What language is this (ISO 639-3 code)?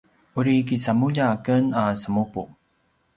pwn